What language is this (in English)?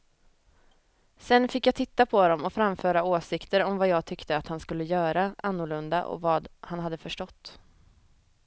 Swedish